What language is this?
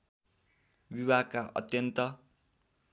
Nepali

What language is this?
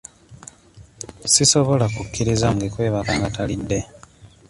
Ganda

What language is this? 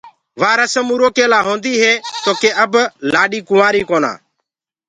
Gurgula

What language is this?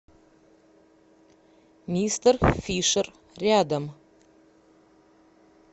Russian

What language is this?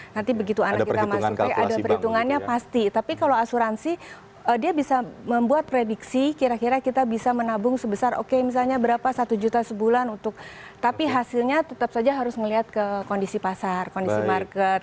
Indonesian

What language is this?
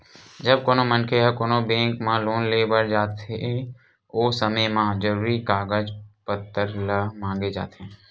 Chhattisgarhi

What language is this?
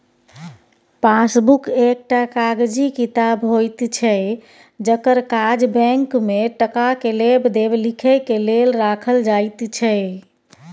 Maithili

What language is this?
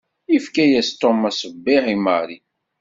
Kabyle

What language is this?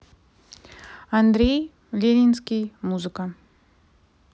Russian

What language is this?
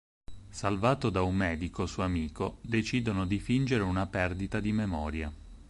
Italian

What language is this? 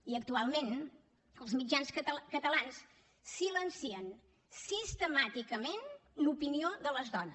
Catalan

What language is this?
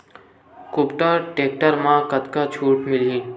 Chhattisgarhi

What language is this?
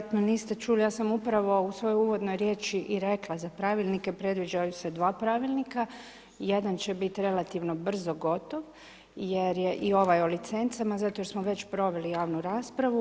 Croatian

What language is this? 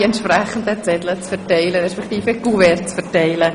Swiss German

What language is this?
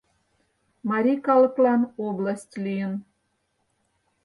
Mari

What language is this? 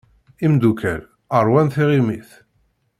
Kabyle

